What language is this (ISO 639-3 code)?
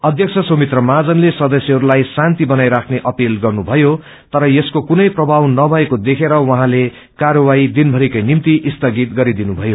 nep